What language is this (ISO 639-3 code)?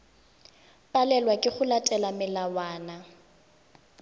tsn